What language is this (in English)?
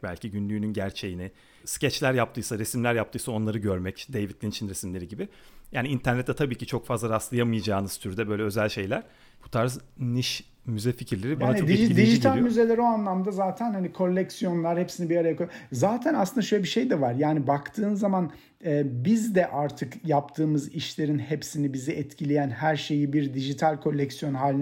Turkish